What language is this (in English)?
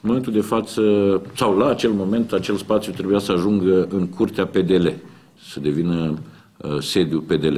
Romanian